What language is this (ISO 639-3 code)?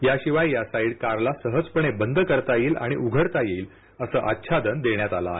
mar